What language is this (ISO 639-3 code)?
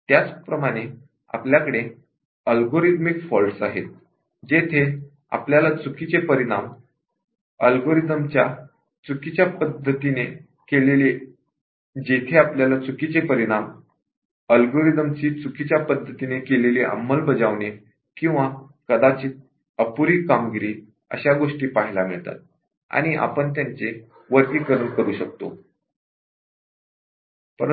mar